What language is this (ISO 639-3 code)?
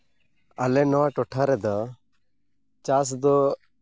sat